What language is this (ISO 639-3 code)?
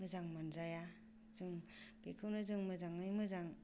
brx